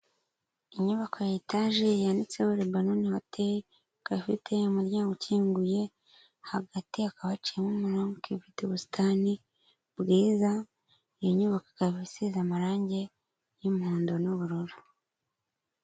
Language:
Kinyarwanda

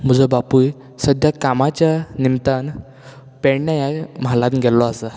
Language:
Konkani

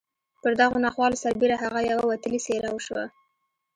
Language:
Pashto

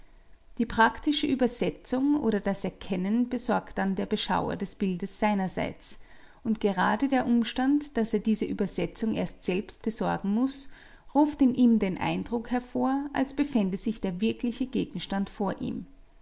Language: German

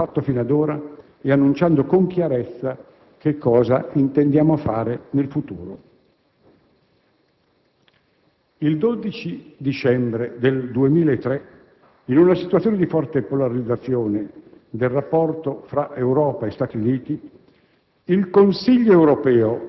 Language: Italian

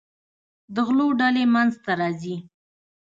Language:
Pashto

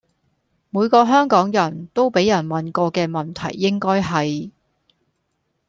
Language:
Cantonese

